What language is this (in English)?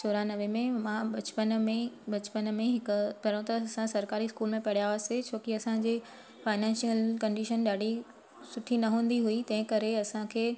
Sindhi